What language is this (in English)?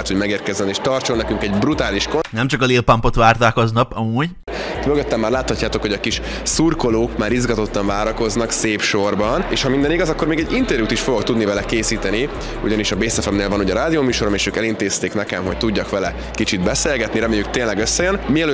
Hungarian